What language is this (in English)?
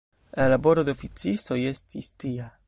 Esperanto